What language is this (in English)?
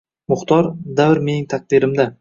Uzbek